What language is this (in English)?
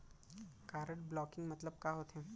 Chhattisgarhi